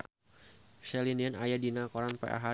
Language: Sundanese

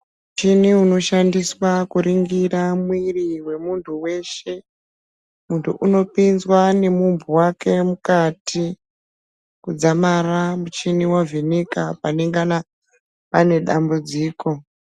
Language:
Ndau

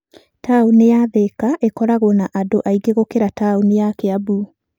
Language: Kikuyu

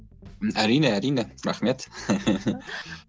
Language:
Kazakh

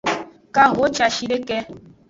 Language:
Aja (Benin)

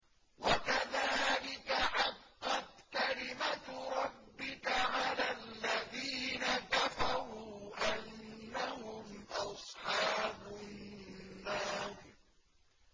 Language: Arabic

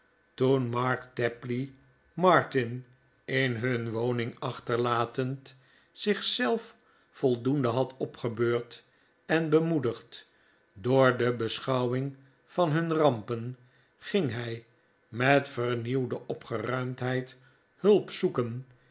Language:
Dutch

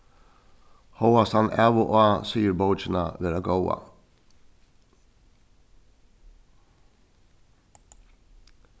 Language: Faroese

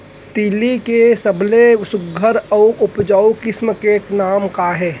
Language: Chhattisgarhi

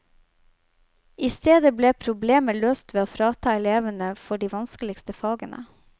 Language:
Norwegian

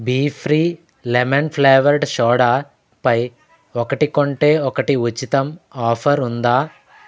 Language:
Telugu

